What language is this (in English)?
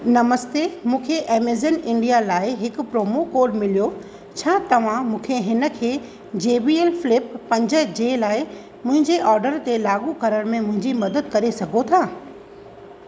Sindhi